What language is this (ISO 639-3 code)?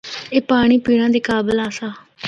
hno